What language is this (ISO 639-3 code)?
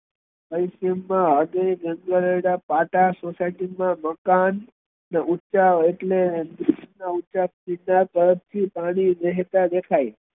guj